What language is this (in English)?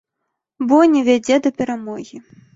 Belarusian